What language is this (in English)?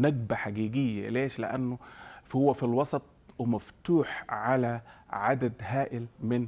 Arabic